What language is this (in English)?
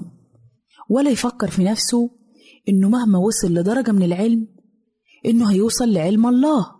Arabic